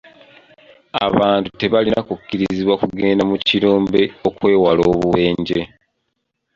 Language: Ganda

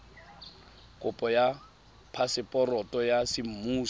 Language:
Tswana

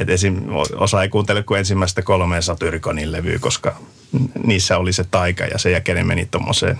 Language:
Finnish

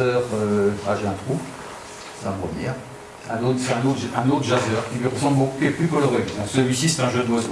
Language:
French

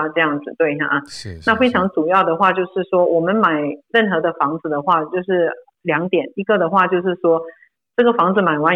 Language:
Chinese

